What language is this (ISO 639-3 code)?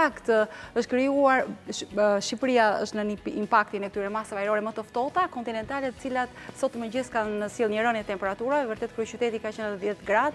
nld